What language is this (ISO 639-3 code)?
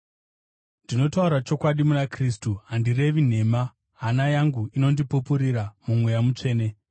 sna